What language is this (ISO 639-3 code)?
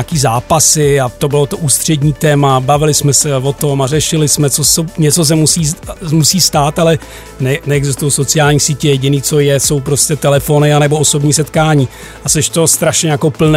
ces